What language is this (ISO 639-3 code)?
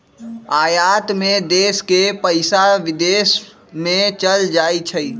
mag